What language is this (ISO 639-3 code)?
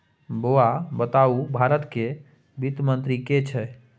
mai